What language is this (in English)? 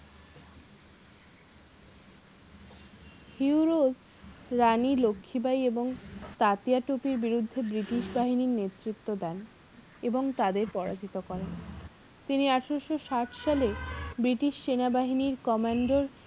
Bangla